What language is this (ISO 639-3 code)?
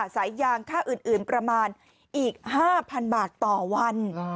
tha